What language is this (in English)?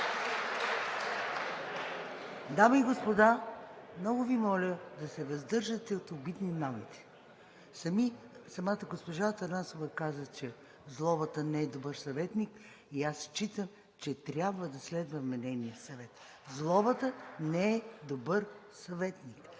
Bulgarian